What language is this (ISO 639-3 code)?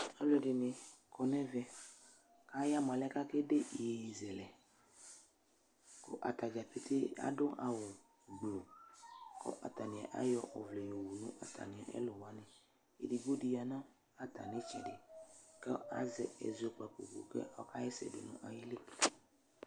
kpo